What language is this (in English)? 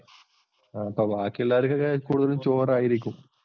Malayalam